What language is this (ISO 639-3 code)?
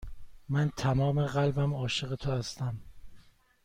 fas